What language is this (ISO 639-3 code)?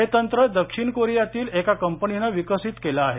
mar